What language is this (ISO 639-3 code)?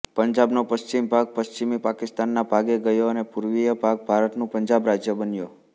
guj